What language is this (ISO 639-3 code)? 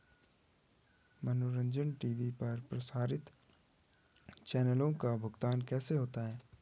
hin